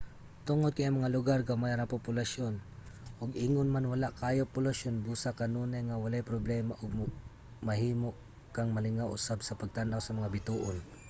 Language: Cebuano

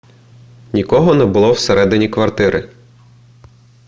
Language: Ukrainian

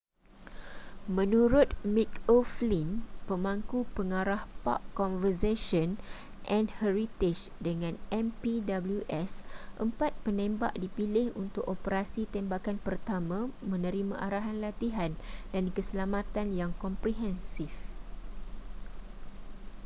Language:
Malay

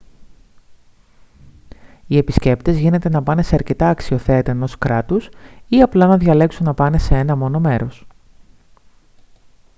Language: Greek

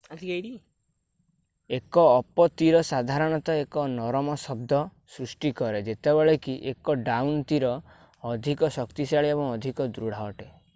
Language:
Odia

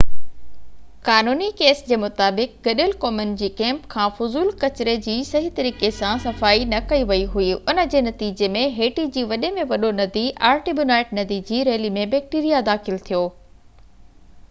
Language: Sindhi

